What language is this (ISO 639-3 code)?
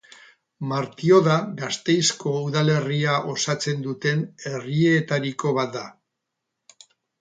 eus